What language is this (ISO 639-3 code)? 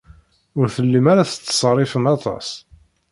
kab